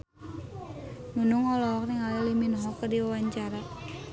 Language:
Sundanese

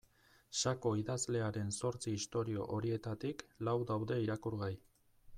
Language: Basque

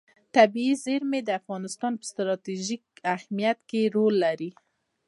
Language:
Pashto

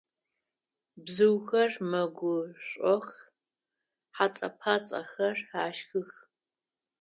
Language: Adyghe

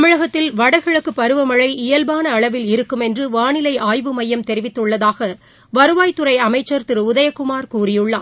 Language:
Tamil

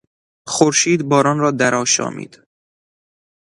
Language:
Persian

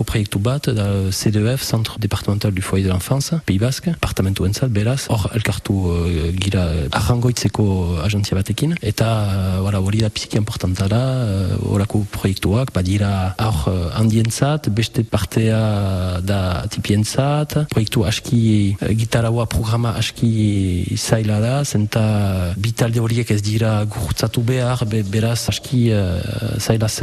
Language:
French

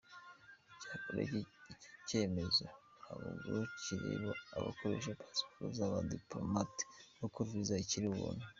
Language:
Kinyarwanda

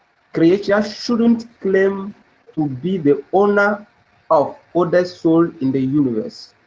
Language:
English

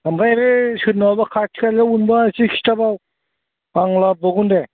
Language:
Bodo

